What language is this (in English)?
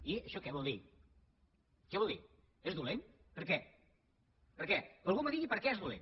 Catalan